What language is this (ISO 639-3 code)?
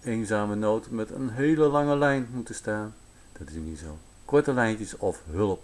nld